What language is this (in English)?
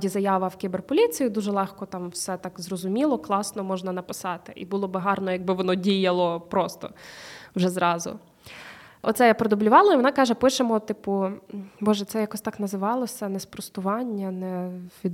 Ukrainian